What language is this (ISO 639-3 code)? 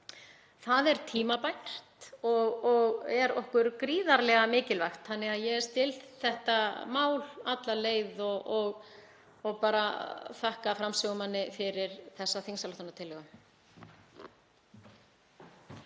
isl